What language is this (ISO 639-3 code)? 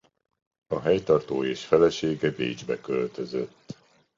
hun